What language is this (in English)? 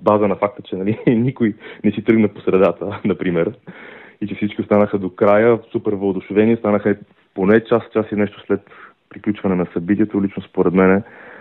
Bulgarian